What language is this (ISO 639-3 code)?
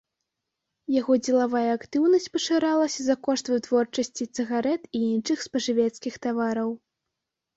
bel